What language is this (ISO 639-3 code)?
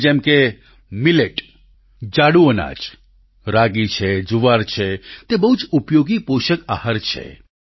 guj